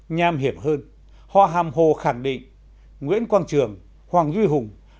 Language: Vietnamese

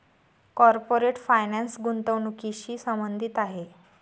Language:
Marathi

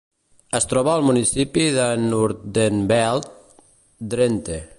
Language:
Catalan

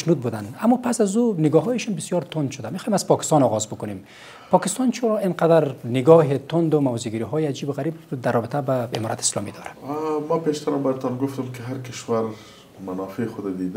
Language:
Persian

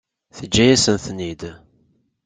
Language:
Kabyle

